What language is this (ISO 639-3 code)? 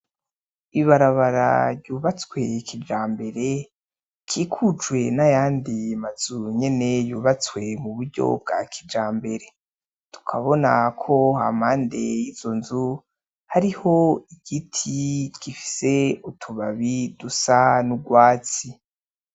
run